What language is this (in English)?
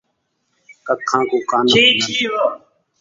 Saraiki